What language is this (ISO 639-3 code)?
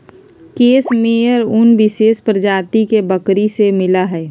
mag